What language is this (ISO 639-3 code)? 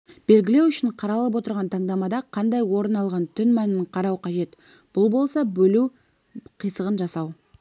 kaz